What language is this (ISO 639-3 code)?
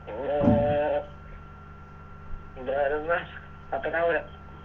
mal